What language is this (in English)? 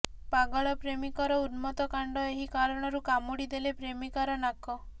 Odia